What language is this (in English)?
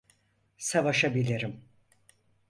Turkish